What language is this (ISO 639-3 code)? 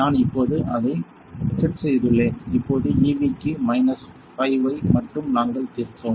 tam